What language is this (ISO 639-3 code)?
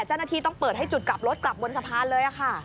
tha